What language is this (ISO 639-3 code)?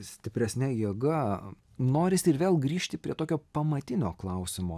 lit